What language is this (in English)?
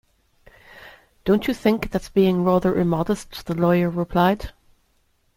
English